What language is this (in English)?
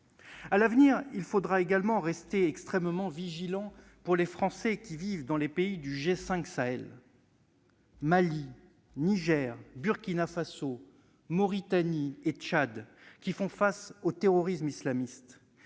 French